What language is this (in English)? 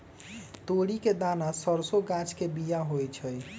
Magahi